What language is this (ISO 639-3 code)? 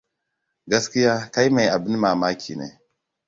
hau